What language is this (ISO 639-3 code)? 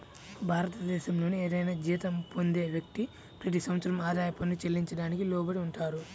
tel